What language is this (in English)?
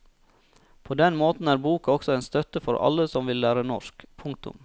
Norwegian